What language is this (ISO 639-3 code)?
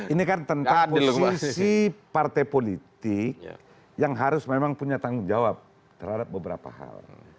ind